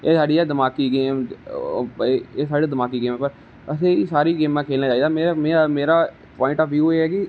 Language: Dogri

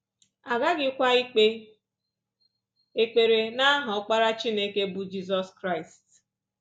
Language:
Igbo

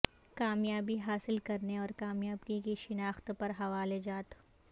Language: Urdu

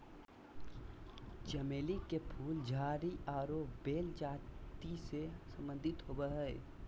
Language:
Magahi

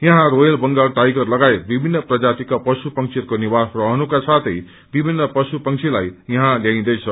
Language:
Nepali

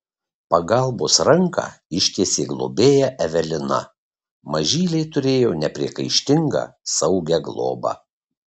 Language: Lithuanian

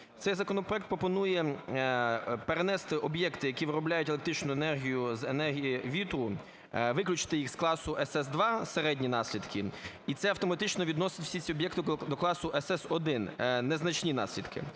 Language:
Ukrainian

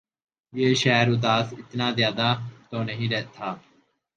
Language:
Urdu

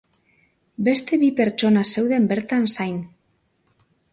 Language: Basque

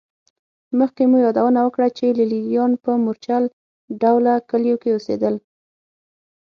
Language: Pashto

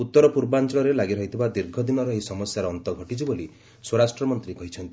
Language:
Odia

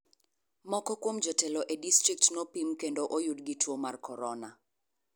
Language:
Luo (Kenya and Tanzania)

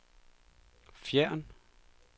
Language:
Danish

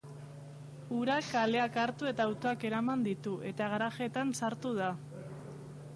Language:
Basque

